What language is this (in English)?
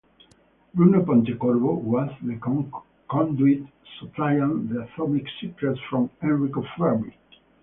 English